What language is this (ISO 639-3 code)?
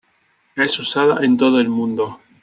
spa